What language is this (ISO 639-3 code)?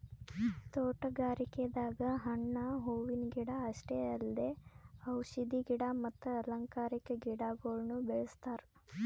kan